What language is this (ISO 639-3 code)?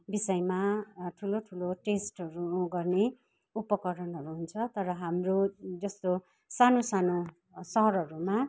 nep